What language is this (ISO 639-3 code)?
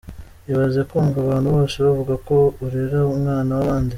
kin